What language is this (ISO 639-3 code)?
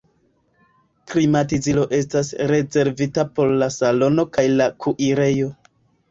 epo